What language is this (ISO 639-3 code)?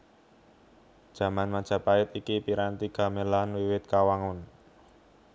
jav